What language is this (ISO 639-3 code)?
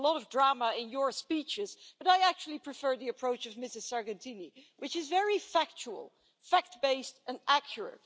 eng